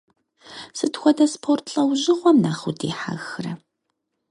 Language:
Kabardian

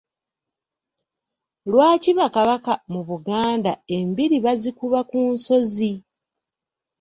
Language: Ganda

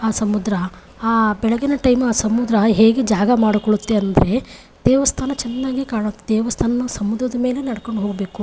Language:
Kannada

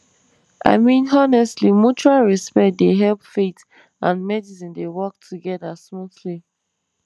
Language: Nigerian Pidgin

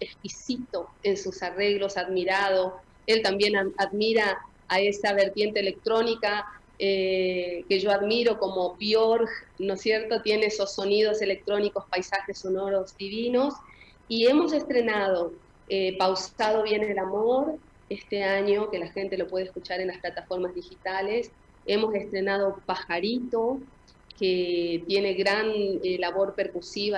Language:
Spanish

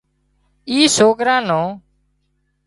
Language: Wadiyara Koli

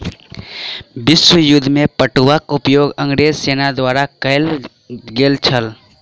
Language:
Maithili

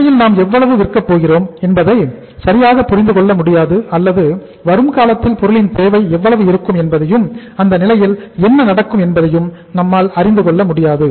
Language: Tamil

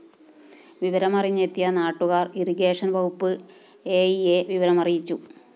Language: Malayalam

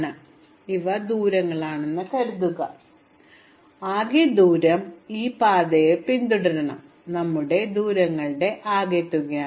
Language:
Malayalam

